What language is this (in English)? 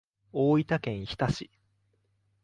Japanese